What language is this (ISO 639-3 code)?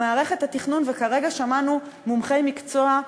heb